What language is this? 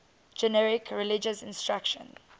English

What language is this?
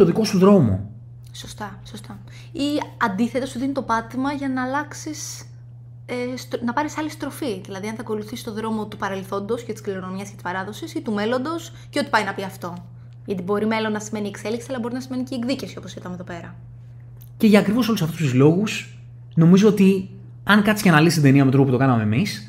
Greek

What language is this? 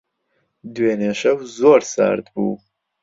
Central Kurdish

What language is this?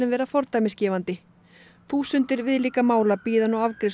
Icelandic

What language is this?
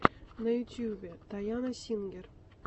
Russian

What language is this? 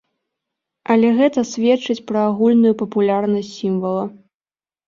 Belarusian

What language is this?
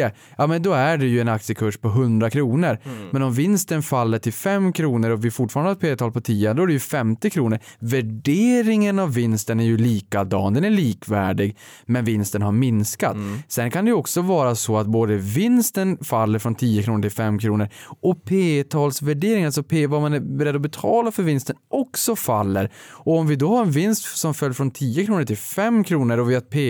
Swedish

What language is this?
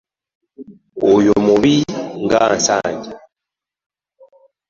Ganda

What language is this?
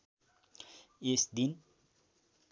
Nepali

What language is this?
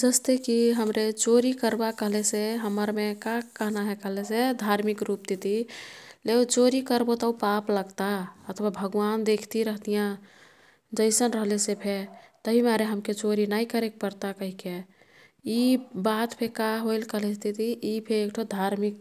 Kathoriya Tharu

